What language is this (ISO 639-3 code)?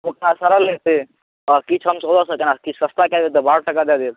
mai